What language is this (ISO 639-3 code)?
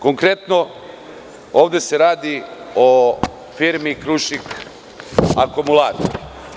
srp